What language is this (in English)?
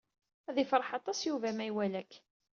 Kabyle